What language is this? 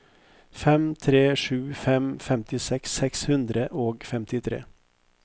Norwegian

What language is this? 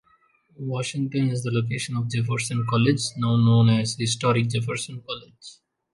English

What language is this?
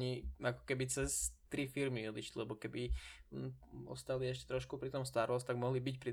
Czech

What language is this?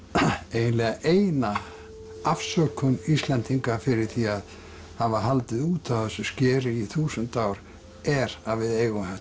Icelandic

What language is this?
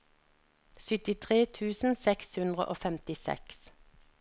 Norwegian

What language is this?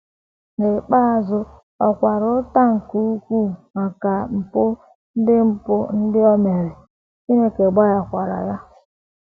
Igbo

